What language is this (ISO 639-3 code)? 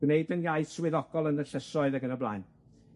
cym